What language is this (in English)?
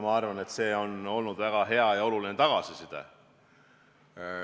Estonian